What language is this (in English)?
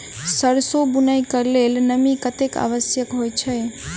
Maithili